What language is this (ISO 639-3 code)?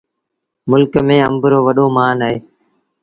sbn